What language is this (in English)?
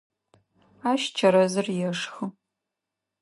Adyghe